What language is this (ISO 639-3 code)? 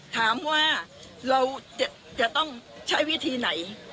tha